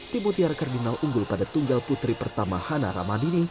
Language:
Indonesian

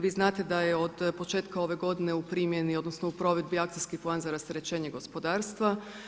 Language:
Croatian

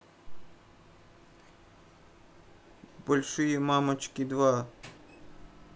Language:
Russian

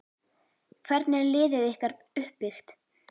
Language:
Icelandic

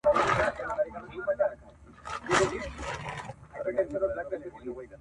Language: Pashto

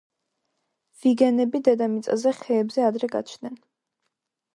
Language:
Georgian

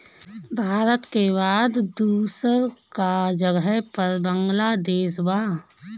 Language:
Bhojpuri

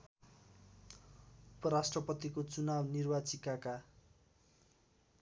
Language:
Nepali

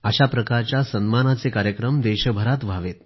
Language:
Marathi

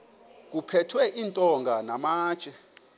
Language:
Xhosa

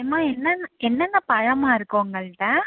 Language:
Tamil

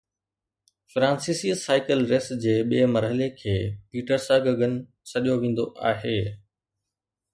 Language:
Sindhi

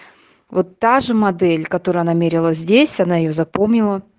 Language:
Russian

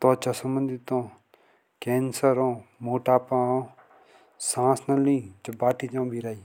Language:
Jaunsari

